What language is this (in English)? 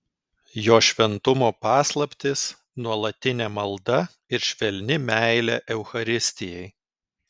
Lithuanian